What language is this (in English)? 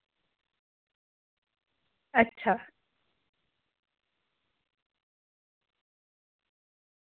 Dogri